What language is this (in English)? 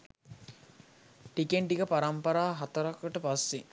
Sinhala